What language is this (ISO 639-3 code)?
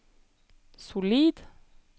nor